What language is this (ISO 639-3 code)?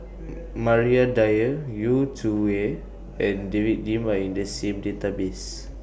eng